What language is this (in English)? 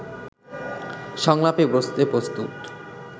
Bangla